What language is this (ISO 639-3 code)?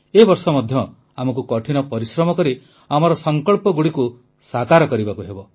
ori